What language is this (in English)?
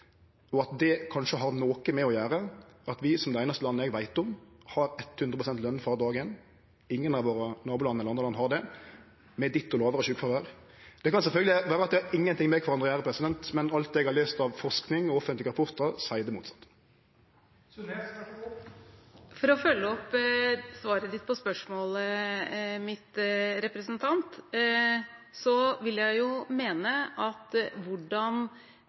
Norwegian